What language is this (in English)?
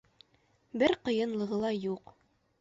Bashkir